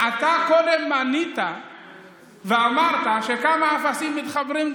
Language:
Hebrew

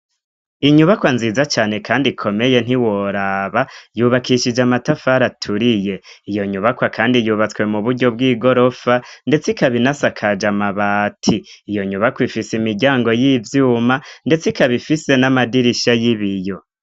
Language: Rundi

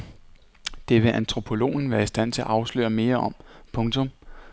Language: Danish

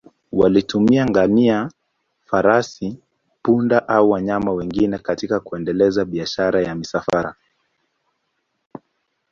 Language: Swahili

